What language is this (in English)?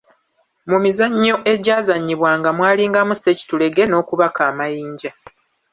Ganda